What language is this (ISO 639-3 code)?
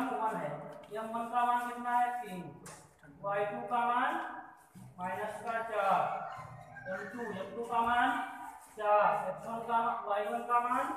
hin